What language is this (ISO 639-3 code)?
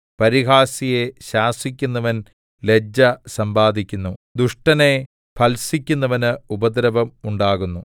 mal